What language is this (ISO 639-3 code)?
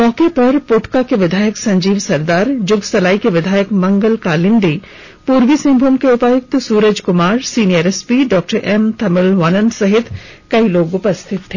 hin